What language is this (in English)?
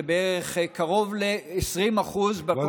Hebrew